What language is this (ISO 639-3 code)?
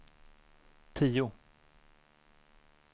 swe